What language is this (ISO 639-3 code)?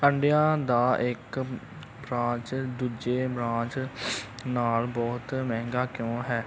pan